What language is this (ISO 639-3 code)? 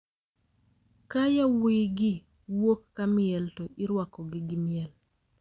luo